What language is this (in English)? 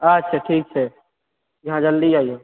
Maithili